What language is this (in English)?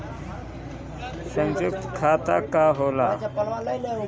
Bhojpuri